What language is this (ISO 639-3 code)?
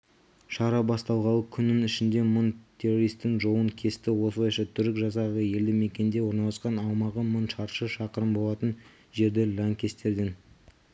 kaz